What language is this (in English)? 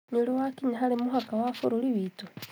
Kikuyu